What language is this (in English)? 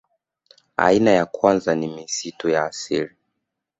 Swahili